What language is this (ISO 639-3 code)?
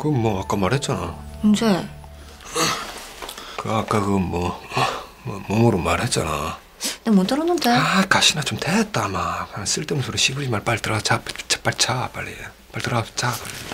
kor